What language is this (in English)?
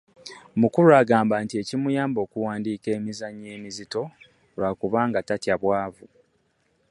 Ganda